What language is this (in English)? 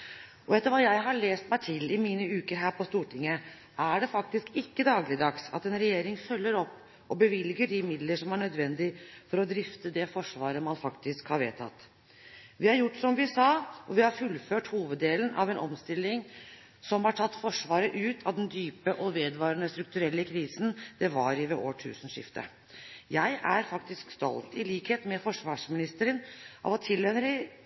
Norwegian Bokmål